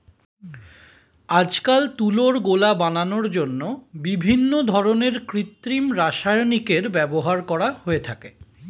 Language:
Bangla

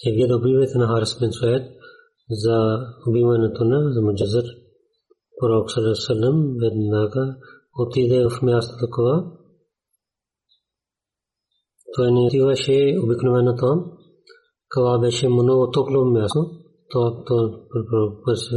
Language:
Bulgarian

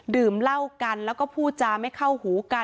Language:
Thai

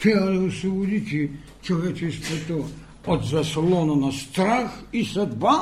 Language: Bulgarian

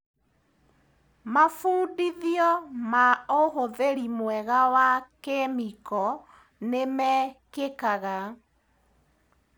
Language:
Kikuyu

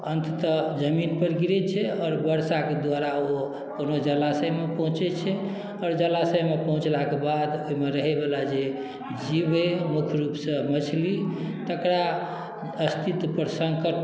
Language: Maithili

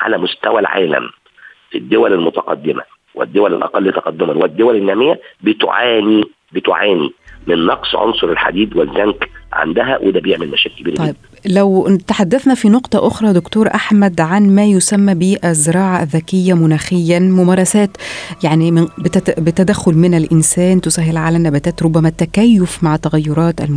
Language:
Arabic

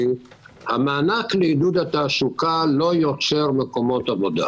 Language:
Hebrew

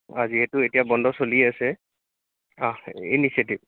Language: Assamese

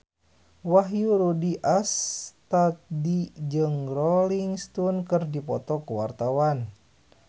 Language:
Sundanese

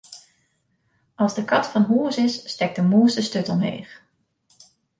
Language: Western Frisian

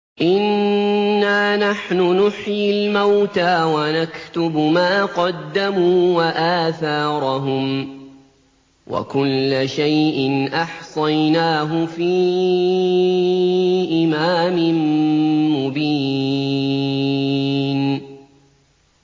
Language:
Arabic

